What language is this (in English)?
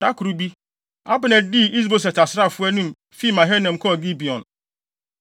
Akan